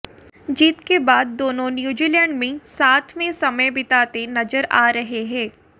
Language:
Hindi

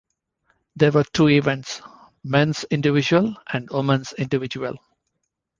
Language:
English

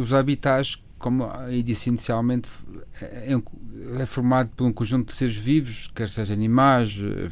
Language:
Portuguese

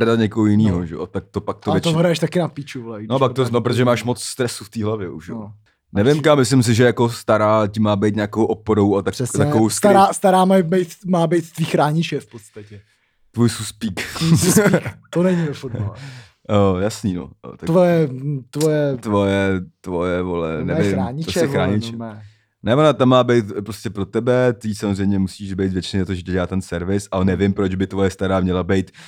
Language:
Czech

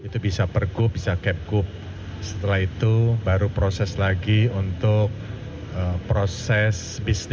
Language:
Indonesian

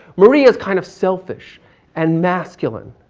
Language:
English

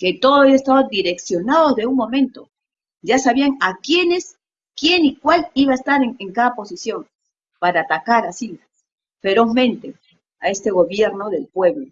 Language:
Spanish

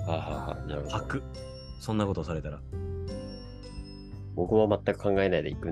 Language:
Japanese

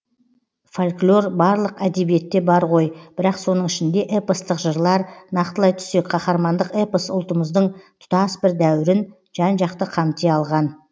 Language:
Kazakh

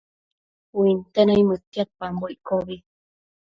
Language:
Matsés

